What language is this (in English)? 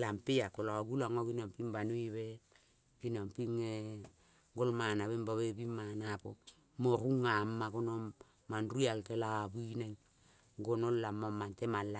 Kol (Papua New Guinea)